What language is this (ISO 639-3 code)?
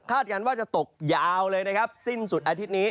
tha